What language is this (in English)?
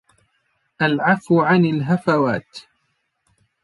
Arabic